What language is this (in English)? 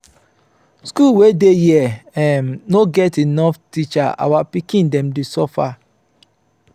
Nigerian Pidgin